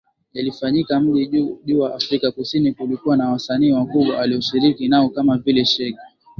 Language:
Swahili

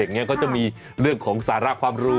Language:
Thai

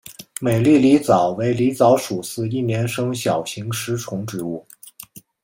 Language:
Chinese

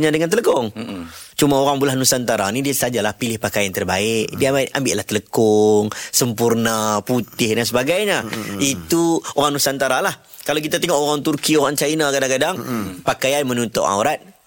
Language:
Malay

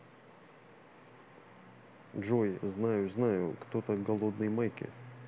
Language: Russian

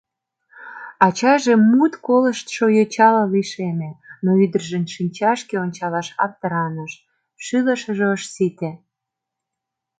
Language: Mari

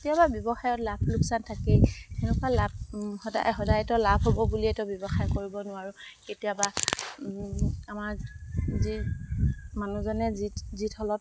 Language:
Assamese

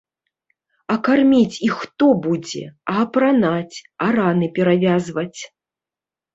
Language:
Belarusian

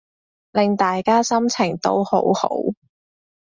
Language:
Cantonese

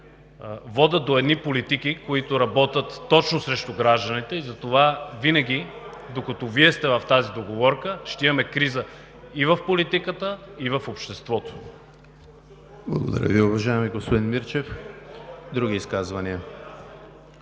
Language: Bulgarian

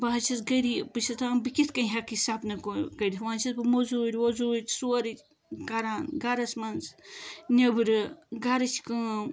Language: Kashmiri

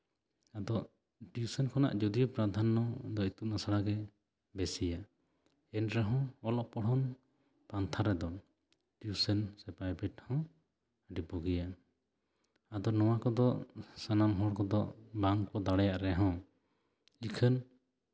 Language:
Santali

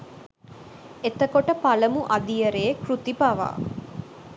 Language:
Sinhala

